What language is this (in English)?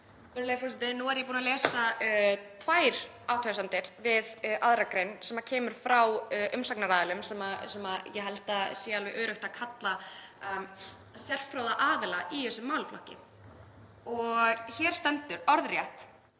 Icelandic